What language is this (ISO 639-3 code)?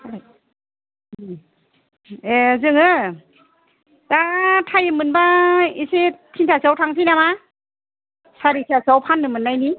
brx